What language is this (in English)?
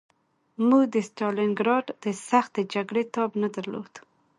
Pashto